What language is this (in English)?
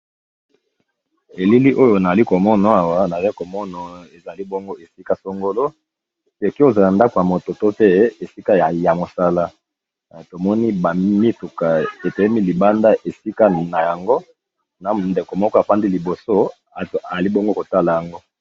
Lingala